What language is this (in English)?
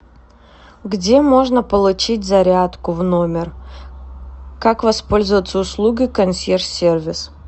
Russian